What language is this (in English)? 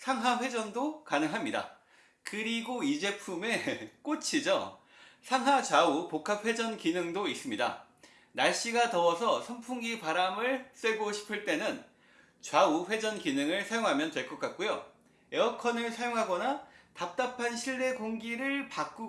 Korean